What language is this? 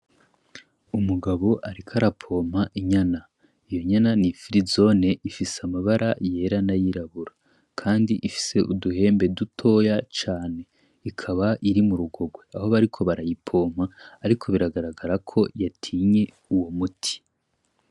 Rundi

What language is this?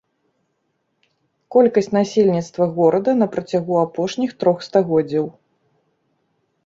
Belarusian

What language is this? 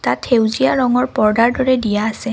Assamese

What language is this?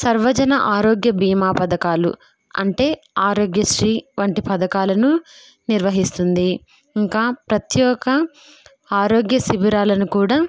Telugu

